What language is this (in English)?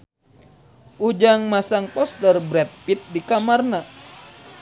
Sundanese